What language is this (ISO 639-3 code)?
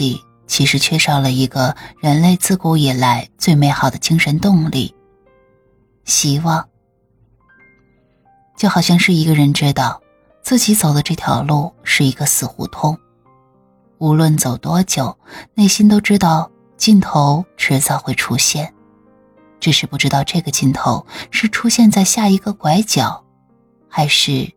zho